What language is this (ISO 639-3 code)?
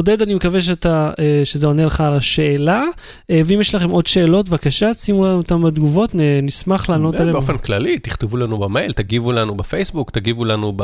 heb